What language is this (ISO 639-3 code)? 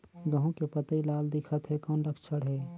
hne